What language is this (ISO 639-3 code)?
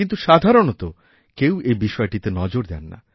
ben